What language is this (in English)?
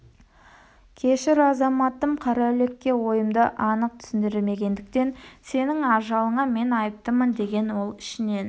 Kazakh